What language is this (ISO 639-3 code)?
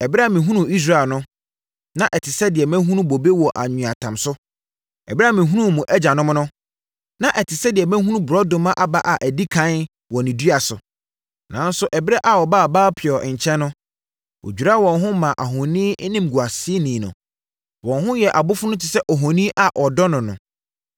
aka